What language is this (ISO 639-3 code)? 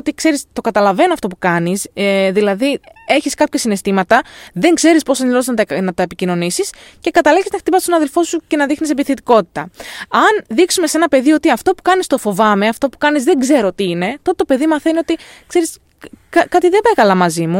ell